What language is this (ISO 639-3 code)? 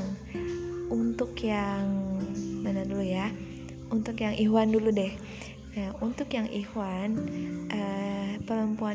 ind